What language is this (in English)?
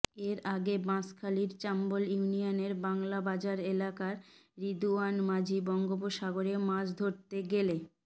Bangla